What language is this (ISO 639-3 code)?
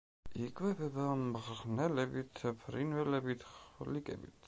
kat